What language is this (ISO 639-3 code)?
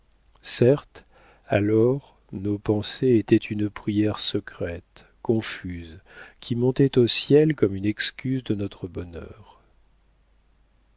fra